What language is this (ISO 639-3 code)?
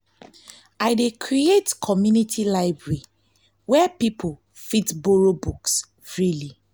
pcm